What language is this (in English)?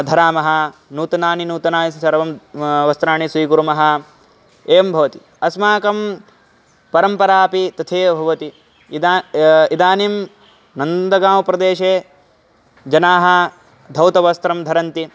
Sanskrit